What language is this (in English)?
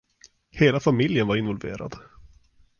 Swedish